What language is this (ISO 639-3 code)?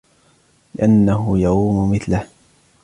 ara